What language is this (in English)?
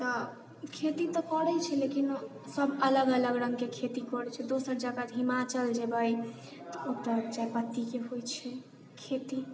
Maithili